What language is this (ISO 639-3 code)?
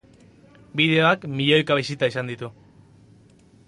eus